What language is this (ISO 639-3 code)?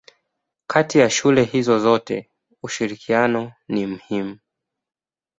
swa